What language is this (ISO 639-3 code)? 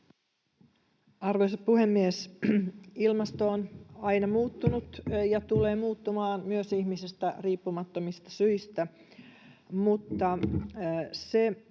fin